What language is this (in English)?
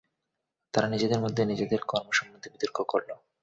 Bangla